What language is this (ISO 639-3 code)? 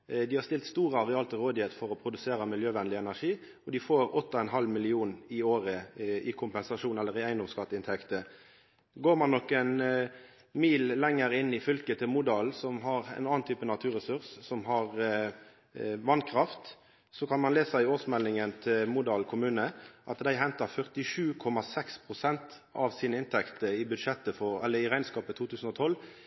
nno